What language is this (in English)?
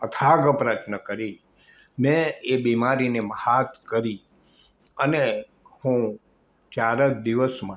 Gujarati